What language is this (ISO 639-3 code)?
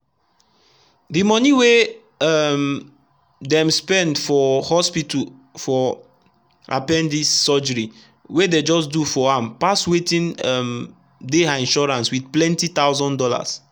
pcm